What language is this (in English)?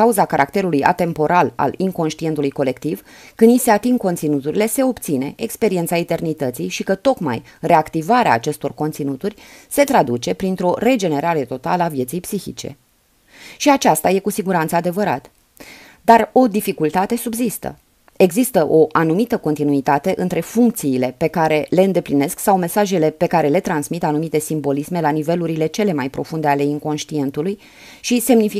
Romanian